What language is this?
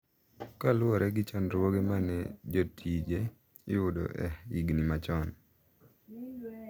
Luo (Kenya and Tanzania)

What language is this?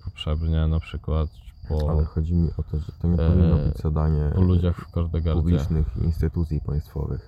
Polish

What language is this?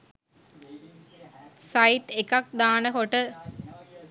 Sinhala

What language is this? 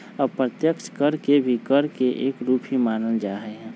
Magahi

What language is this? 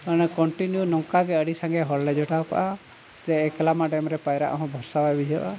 Santali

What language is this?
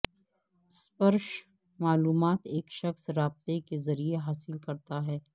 Urdu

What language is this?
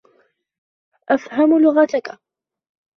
Arabic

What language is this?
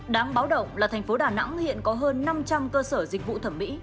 Vietnamese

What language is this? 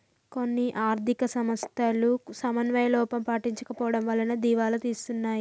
Telugu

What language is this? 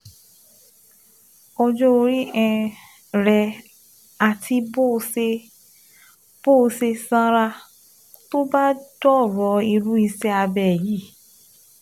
Yoruba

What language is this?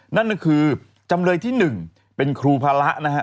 Thai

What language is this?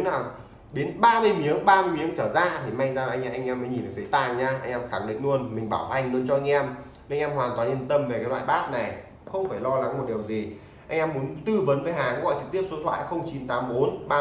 Vietnamese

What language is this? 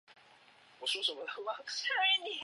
Chinese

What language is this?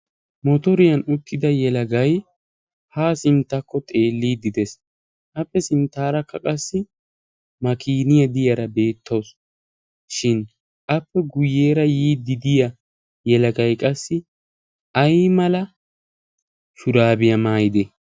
Wolaytta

